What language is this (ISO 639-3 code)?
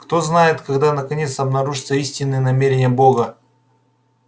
rus